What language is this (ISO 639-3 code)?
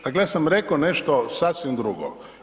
hrv